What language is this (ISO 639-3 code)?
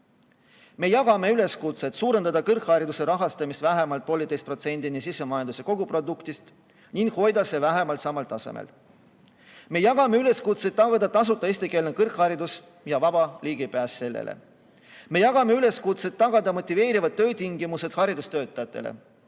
est